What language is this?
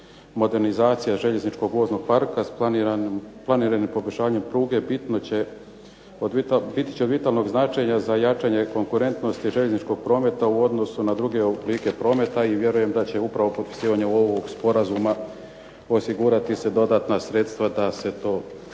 Croatian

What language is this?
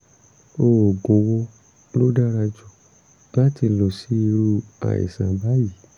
Yoruba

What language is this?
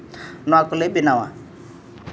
Santali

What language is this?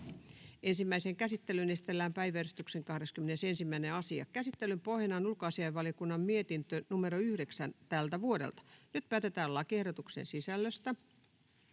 Finnish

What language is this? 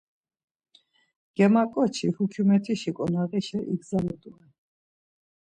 Laz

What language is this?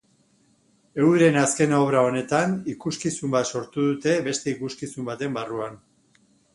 Basque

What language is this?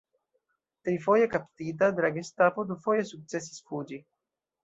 Esperanto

